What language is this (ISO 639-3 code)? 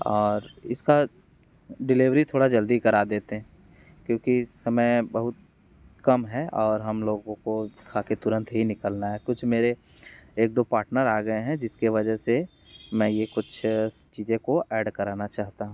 hin